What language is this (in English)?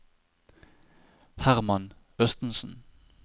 Norwegian